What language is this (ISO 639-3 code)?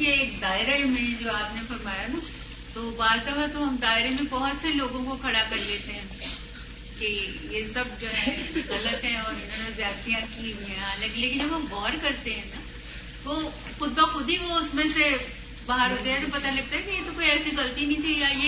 urd